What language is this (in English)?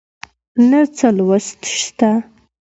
Pashto